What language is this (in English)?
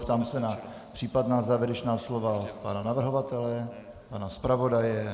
Czech